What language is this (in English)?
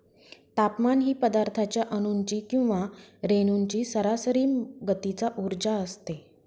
Marathi